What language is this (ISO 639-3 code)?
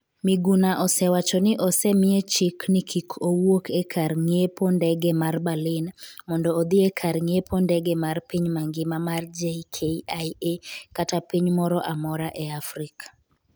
luo